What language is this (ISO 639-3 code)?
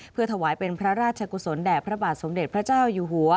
tha